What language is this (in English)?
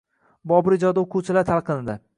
Uzbek